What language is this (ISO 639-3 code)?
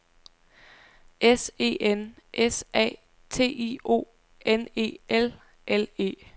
dan